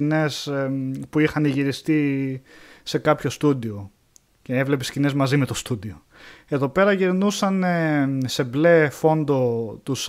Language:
Greek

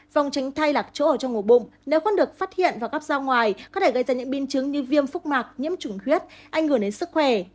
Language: Vietnamese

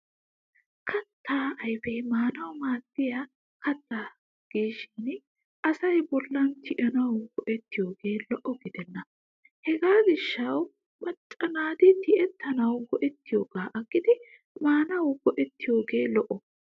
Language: Wolaytta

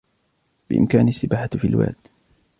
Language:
Arabic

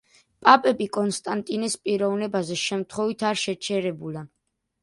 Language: Georgian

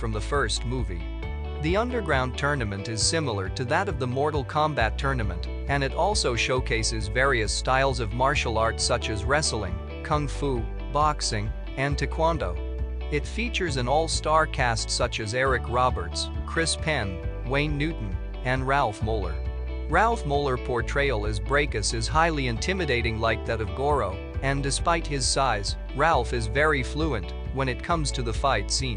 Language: English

